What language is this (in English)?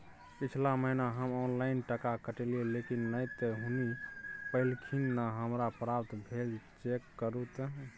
Maithili